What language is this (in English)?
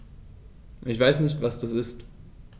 German